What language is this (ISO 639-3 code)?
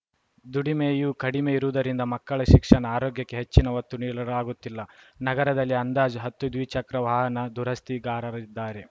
kan